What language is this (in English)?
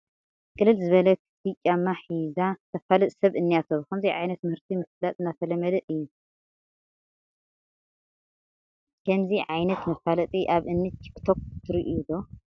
Tigrinya